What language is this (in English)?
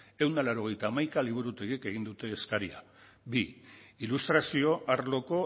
Basque